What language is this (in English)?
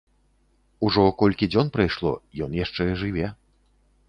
Belarusian